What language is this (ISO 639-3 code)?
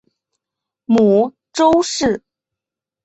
zho